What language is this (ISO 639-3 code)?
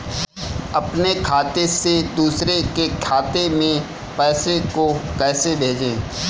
hin